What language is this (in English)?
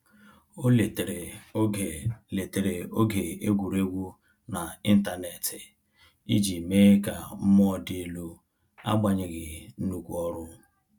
Igbo